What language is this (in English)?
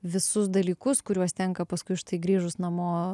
Lithuanian